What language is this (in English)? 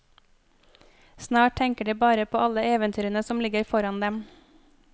Norwegian